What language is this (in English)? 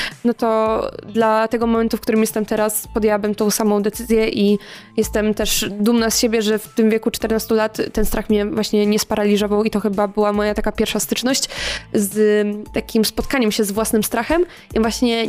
Polish